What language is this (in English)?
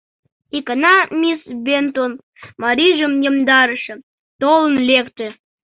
Mari